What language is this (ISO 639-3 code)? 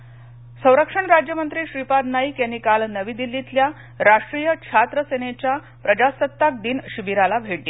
mar